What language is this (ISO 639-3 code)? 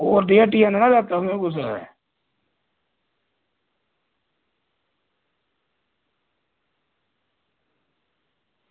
doi